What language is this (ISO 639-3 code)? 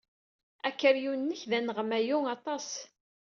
kab